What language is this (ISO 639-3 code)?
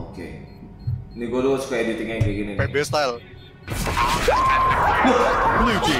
ind